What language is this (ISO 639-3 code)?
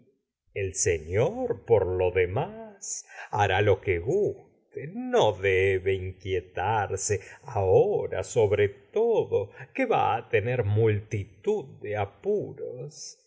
spa